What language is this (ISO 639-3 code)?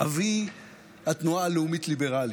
heb